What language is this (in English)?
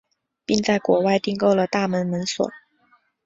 Chinese